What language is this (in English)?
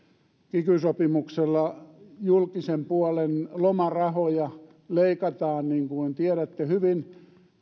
Finnish